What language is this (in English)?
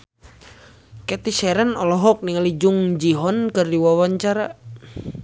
Sundanese